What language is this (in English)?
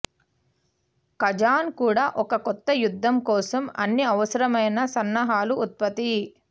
Telugu